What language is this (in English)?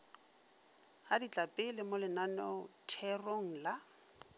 Northern Sotho